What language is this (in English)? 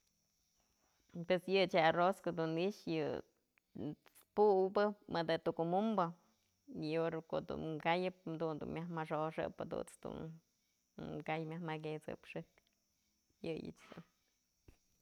Mazatlán Mixe